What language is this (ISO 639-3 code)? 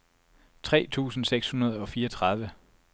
dan